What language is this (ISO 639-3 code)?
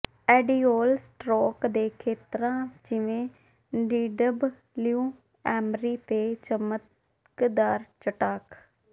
pan